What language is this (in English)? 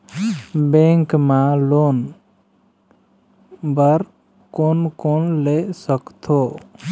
Chhattisgarhi